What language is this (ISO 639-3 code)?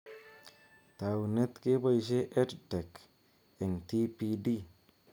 kln